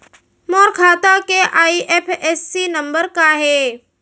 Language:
Chhattisgarhi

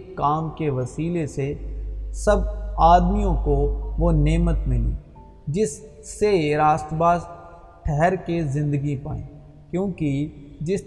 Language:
Urdu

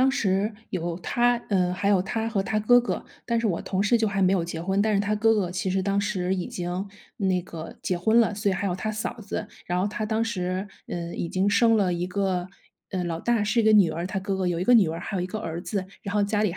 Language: Chinese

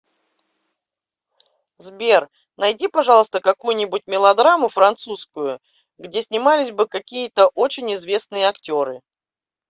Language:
Russian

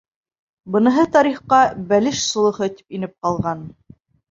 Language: Bashkir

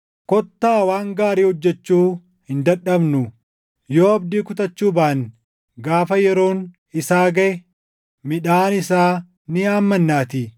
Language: Oromo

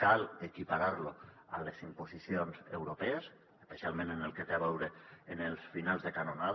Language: Catalan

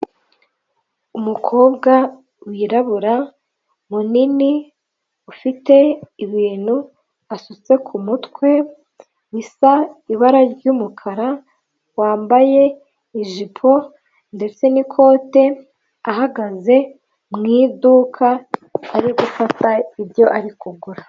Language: Kinyarwanda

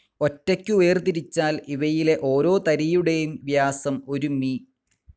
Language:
Malayalam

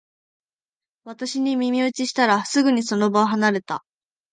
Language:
Japanese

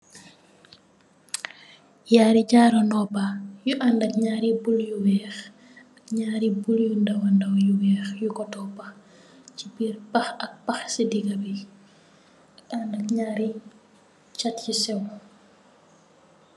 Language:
Wolof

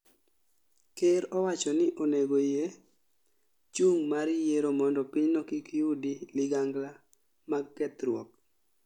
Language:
Luo (Kenya and Tanzania)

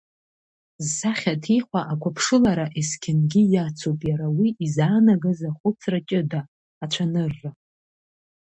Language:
Abkhazian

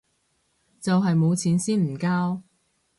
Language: Cantonese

